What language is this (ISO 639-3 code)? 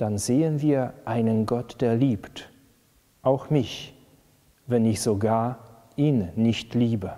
deu